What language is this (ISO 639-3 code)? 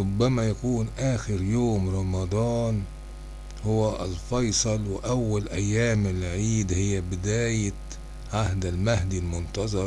ara